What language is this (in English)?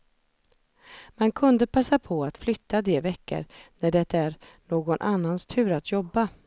Swedish